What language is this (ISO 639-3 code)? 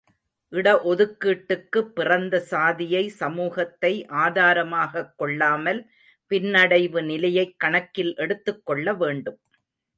tam